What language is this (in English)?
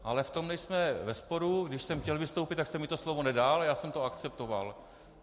Czech